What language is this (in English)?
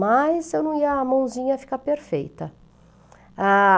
Portuguese